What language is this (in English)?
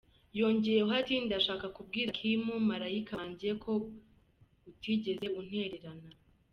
Kinyarwanda